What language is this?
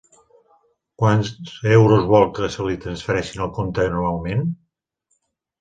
Catalan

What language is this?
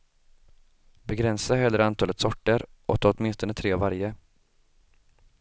Swedish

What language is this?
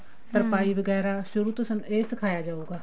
Punjabi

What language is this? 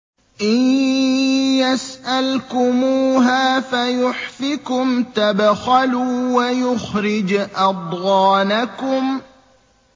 Arabic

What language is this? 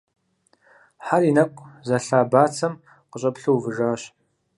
Kabardian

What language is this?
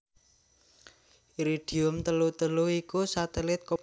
Javanese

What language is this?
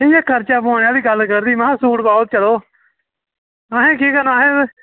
Dogri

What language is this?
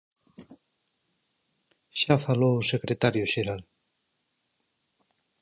Galician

